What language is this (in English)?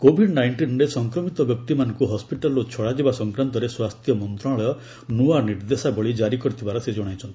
Odia